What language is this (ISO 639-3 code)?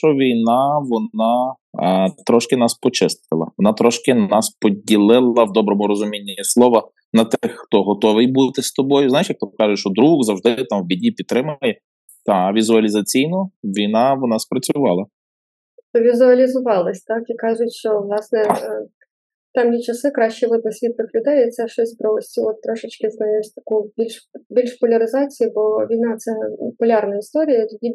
ukr